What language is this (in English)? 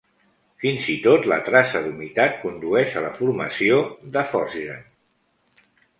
Catalan